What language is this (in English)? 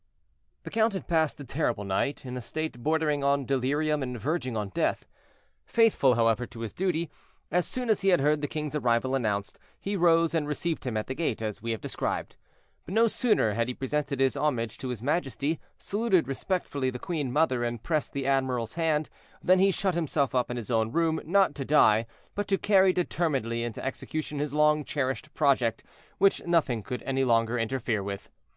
English